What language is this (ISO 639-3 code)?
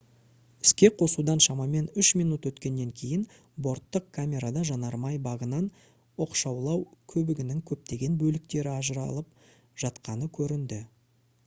kaz